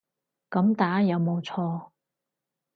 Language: Cantonese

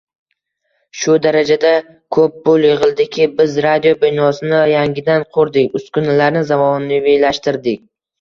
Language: Uzbek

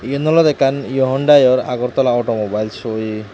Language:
Chakma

